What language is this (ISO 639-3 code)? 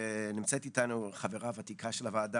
heb